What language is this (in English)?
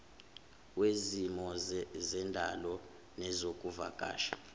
Zulu